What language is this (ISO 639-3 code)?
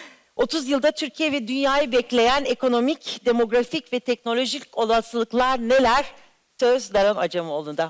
tur